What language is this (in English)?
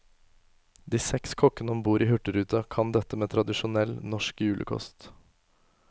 Norwegian